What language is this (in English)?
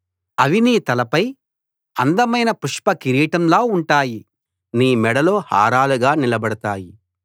Telugu